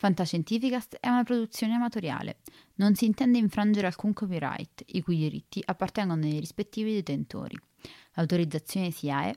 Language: Italian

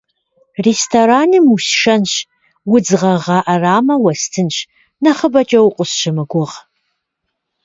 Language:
Kabardian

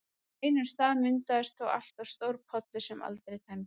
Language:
Icelandic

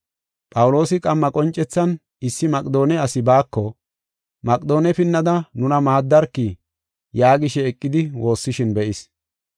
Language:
Gofa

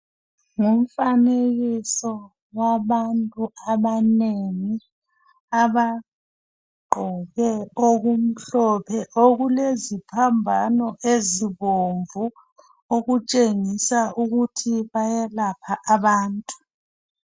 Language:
North Ndebele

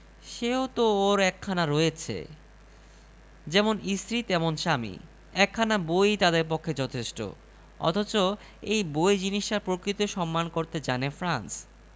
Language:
Bangla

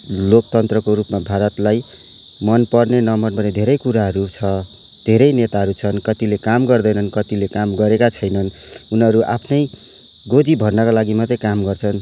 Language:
Nepali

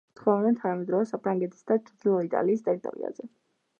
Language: Georgian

